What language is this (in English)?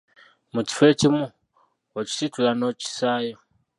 Ganda